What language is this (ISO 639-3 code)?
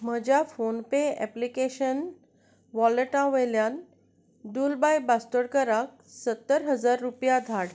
kok